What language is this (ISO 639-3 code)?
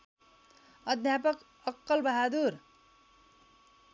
nep